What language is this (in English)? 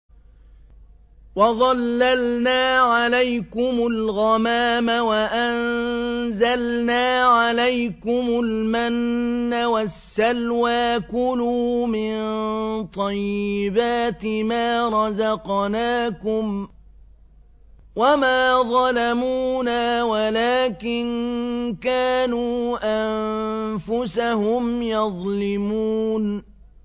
Arabic